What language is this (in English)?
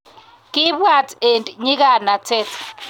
Kalenjin